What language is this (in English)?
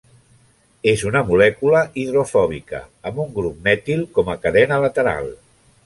Catalan